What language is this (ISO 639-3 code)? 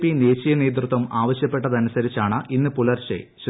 mal